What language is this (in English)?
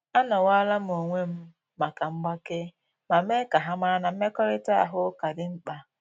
Igbo